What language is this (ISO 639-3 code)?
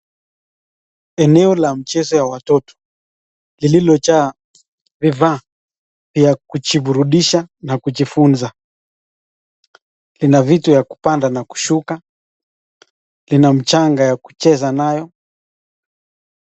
swa